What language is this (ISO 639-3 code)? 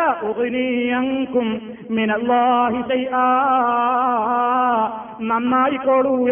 mal